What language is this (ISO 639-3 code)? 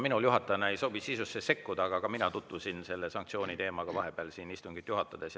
est